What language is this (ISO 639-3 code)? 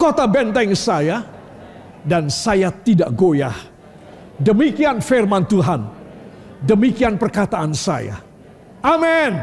ind